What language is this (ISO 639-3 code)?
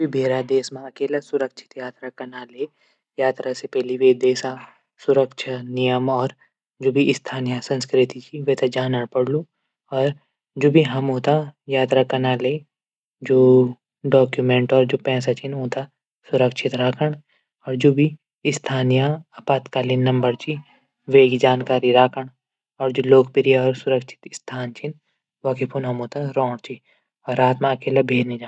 gbm